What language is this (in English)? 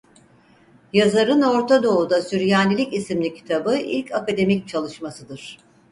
Turkish